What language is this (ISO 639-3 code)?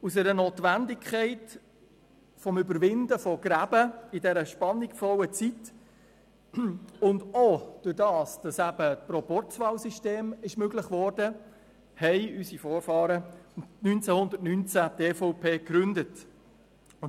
gsw